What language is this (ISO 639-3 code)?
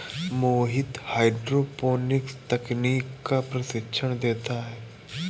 hin